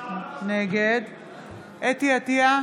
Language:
Hebrew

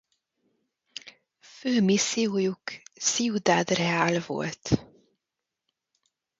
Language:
Hungarian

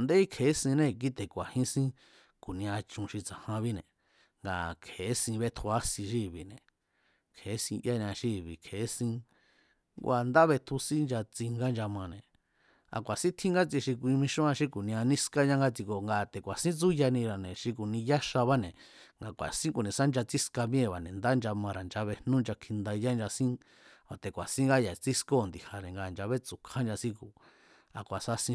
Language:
Mazatlán Mazatec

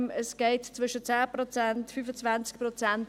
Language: Swiss German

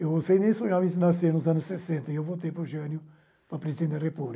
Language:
Portuguese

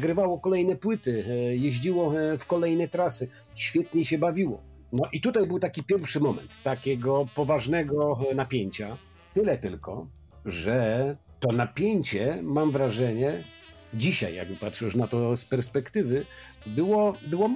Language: Polish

